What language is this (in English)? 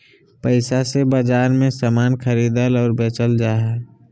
Magahi